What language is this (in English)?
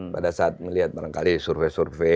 Indonesian